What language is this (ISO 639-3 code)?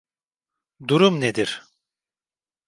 tur